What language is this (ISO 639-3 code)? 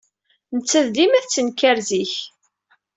kab